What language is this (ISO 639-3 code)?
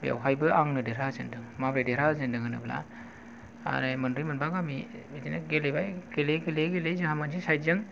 brx